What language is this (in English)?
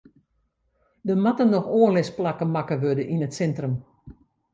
Western Frisian